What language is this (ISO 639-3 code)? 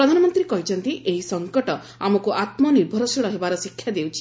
ori